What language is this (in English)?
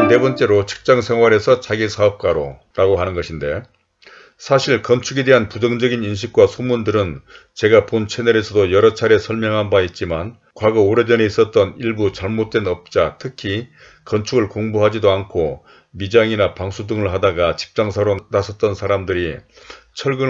Korean